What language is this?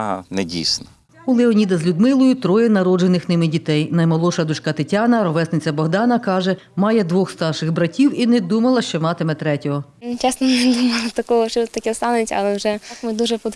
Ukrainian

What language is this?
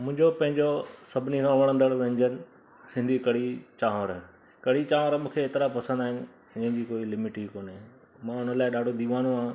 Sindhi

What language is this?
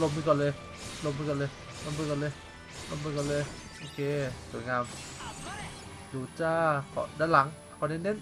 Thai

